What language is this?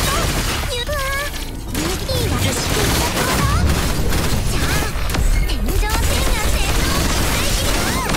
Japanese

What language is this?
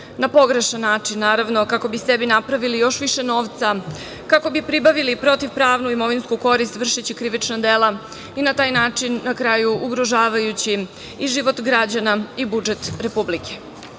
Serbian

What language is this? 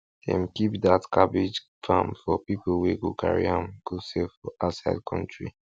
Nigerian Pidgin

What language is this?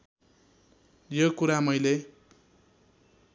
Nepali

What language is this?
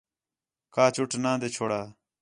Khetrani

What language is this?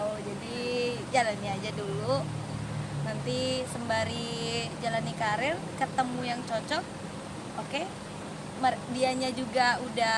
Indonesian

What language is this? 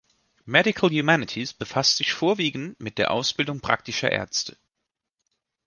German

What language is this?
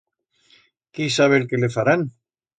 Aragonese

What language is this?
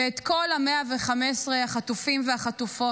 Hebrew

